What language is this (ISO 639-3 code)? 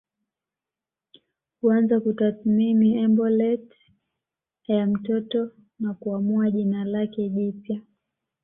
swa